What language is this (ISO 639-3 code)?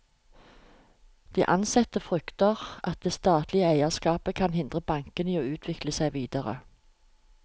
nor